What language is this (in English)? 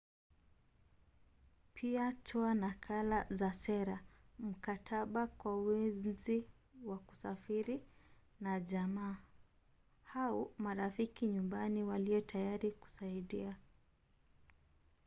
Swahili